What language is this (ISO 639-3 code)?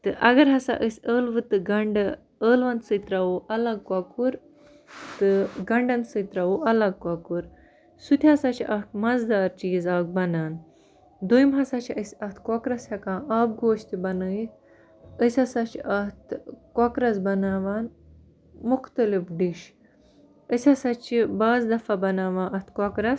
kas